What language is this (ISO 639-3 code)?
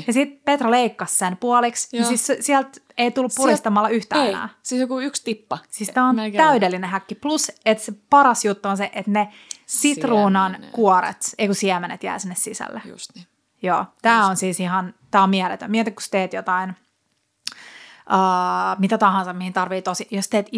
fin